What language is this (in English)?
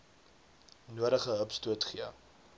Afrikaans